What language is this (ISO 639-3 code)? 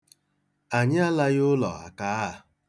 ibo